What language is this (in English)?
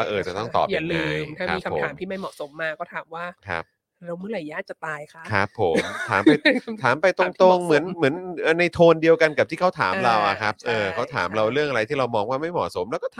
Thai